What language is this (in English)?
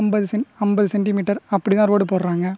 Tamil